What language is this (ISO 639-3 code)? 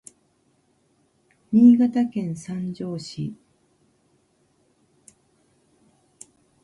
jpn